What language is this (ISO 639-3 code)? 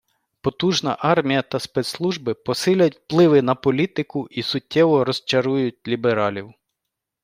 ukr